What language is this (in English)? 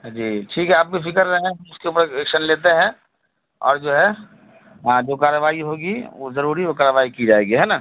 Urdu